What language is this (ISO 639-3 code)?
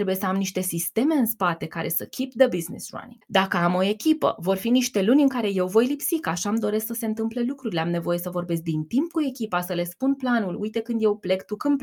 ron